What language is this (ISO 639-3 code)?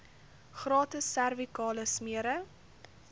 afr